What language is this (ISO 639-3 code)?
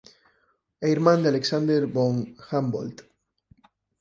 glg